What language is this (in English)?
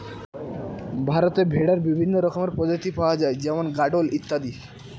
Bangla